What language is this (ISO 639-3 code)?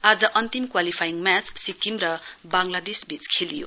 nep